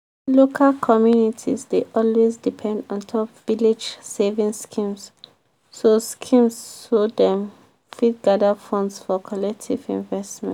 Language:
Nigerian Pidgin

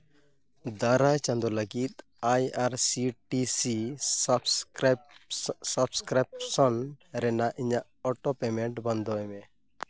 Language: Santali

